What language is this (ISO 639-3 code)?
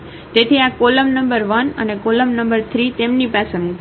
guj